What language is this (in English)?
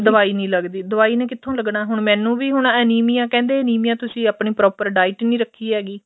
Punjabi